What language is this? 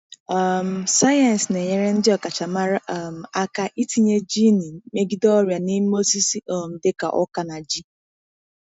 Igbo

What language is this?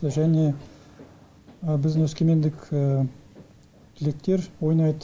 Kazakh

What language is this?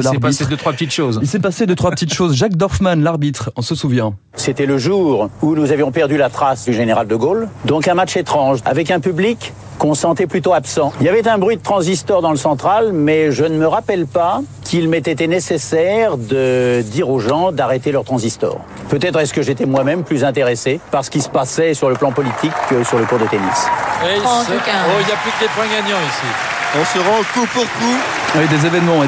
French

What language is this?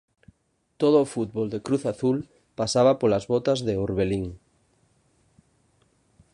Galician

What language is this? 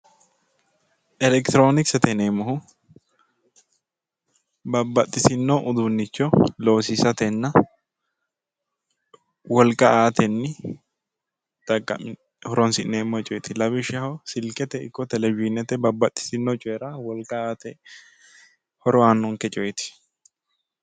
Sidamo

